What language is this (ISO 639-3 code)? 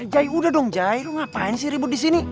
ind